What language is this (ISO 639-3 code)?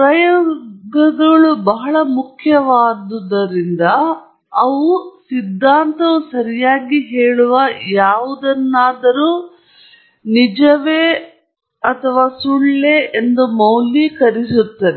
kan